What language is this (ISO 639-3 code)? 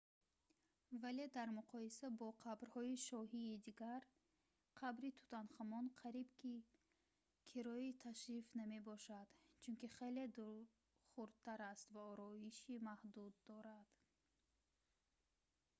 tgk